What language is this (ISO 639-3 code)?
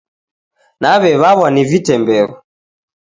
dav